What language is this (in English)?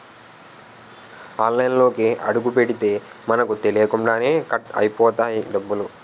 Telugu